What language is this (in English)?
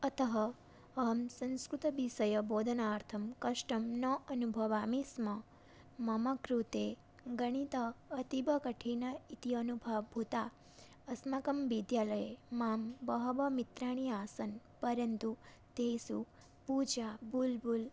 Sanskrit